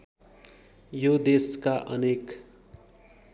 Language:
Nepali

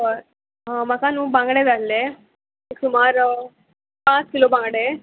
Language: Konkani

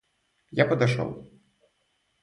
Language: Russian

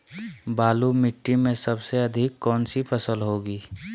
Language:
Magahi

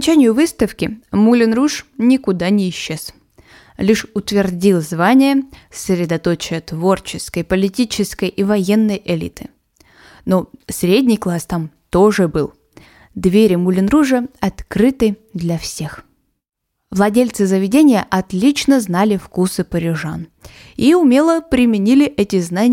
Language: Russian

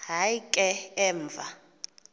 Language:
Xhosa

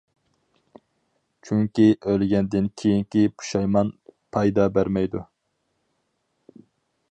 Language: Uyghur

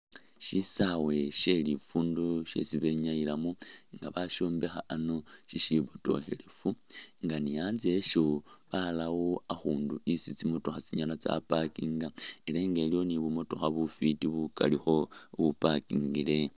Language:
Masaaba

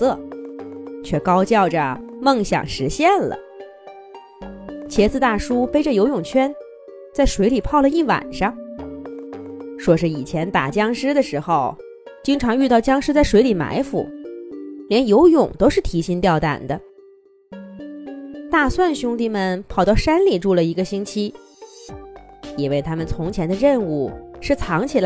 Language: Chinese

